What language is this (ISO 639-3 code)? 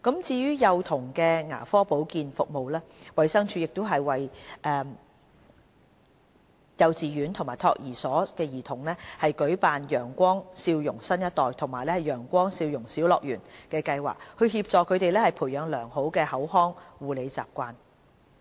yue